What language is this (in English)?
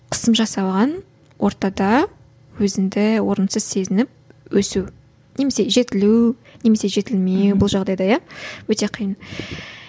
Kazakh